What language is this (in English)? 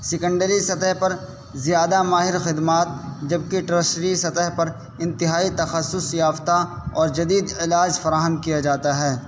Urdu